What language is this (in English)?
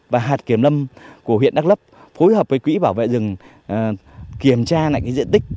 Vietnamese